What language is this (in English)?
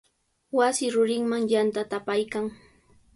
Sihuas Ancash Quechua